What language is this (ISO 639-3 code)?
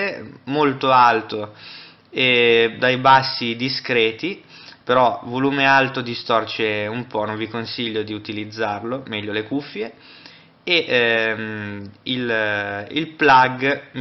ita